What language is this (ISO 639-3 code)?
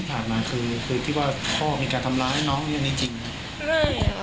tha